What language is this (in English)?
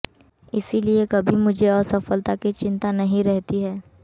Hindi